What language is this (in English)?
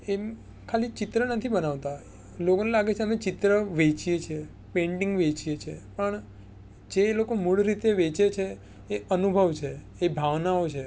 Gujarati